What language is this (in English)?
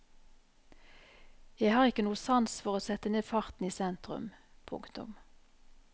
Norwegian